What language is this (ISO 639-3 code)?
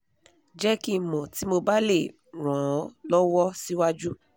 yor